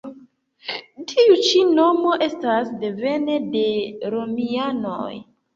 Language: Esperanto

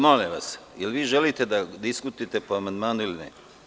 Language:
Serbian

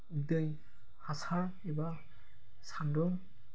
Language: Bodo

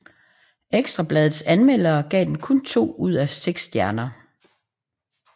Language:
Danish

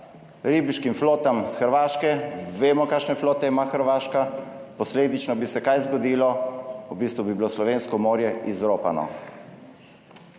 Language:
Slovenian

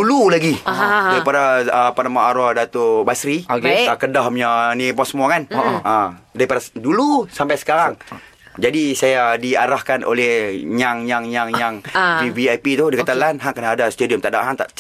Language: Malay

